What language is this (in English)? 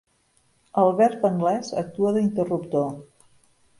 Catalan